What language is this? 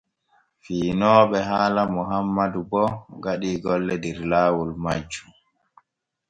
Borgu Fulfulde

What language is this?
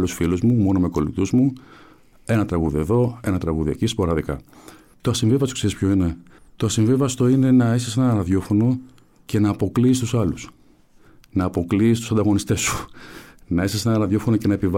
Greek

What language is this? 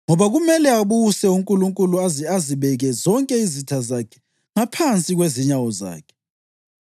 North Ndebele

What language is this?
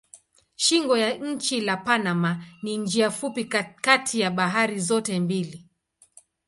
Swahili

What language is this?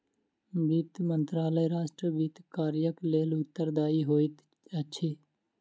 Maithili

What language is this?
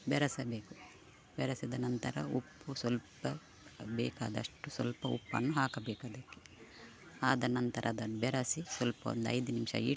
Kannada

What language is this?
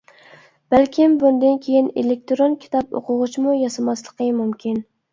Uyghur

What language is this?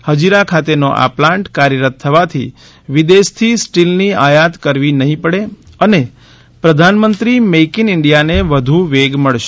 Gujarati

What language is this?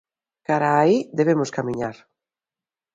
Galician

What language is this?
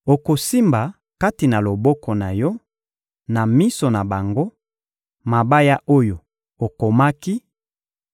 Lingala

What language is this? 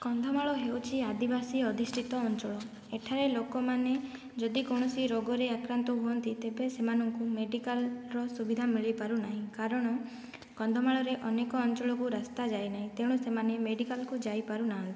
Odia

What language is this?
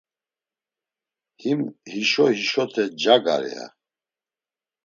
Laz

